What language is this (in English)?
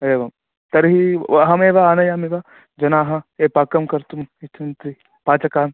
Sanskrit